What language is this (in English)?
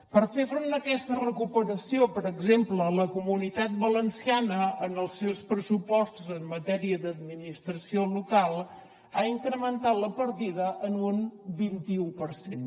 Catalan